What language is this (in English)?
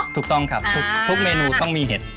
Thai